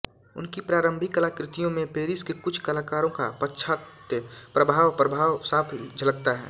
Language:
Hindi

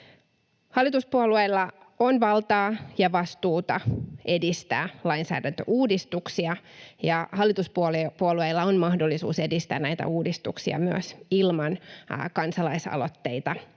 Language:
Finnish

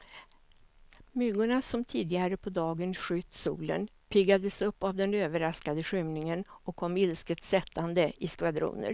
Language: Swedish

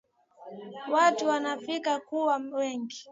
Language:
Swahili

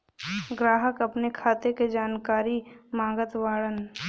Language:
Bhojpuri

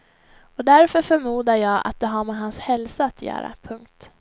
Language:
Swedish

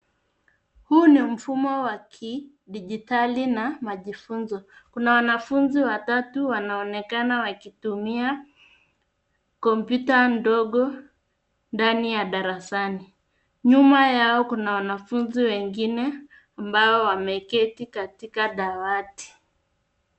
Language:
Swahili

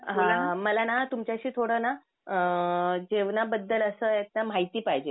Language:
Marathi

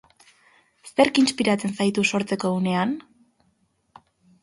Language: Basque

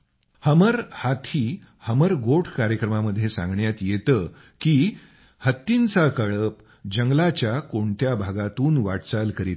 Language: Marathi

